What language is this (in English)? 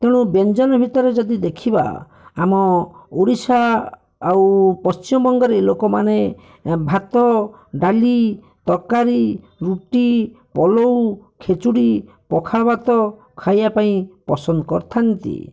Odia